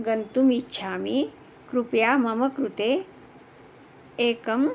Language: Sanskrit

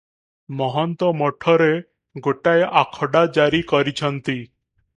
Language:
Odia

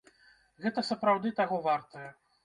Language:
Belarusian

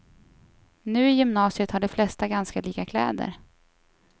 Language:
Swedish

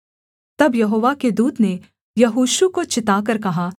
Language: Hindi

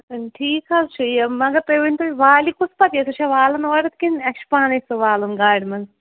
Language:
Kashmiri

